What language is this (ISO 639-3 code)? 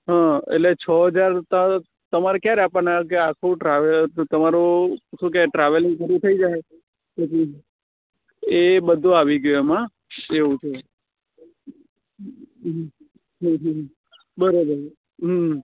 guj